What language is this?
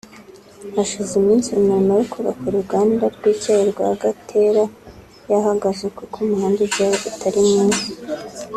Kinyarwanda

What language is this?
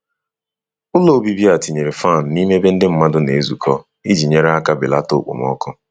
Igbo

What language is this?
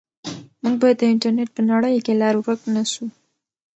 Pashto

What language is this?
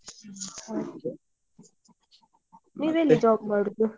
Kannada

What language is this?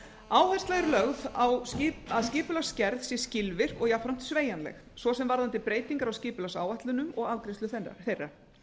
Icelandic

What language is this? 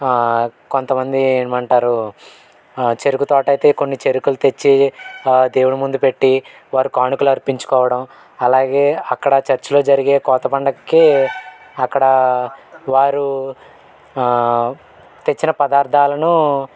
Telugu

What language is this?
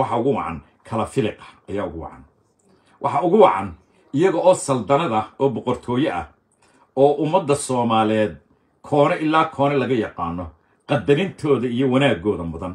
Arabic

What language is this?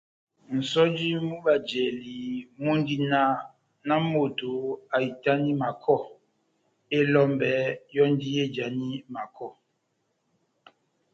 Batanga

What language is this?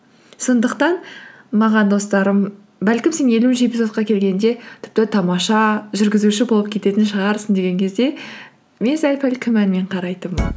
Kazakh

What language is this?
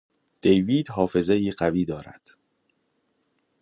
Persian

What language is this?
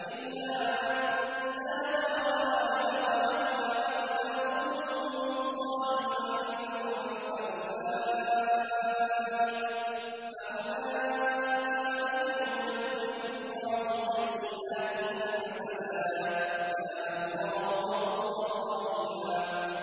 Arabic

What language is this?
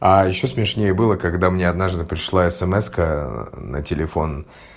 Russian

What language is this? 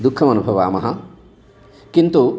Sanskrit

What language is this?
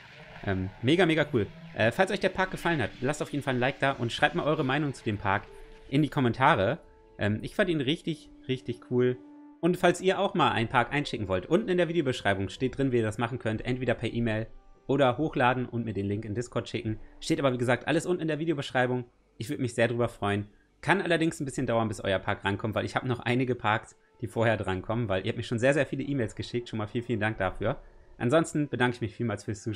German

